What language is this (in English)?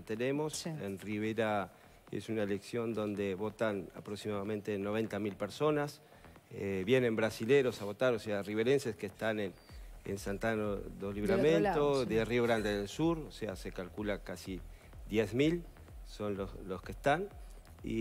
Spanish